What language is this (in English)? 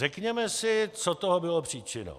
Czech